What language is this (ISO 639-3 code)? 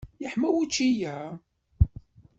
kab